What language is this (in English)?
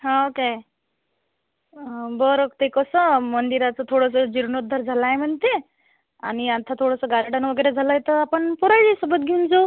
Marathi